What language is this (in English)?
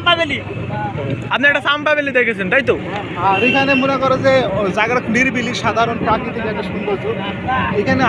Bangla